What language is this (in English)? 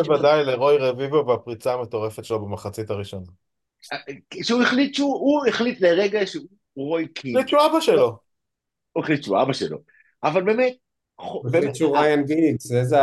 Hebrew